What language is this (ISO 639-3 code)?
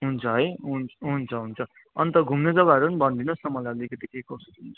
nep